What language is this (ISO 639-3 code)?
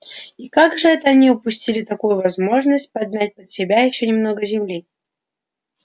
rus